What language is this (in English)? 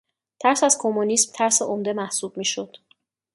Persian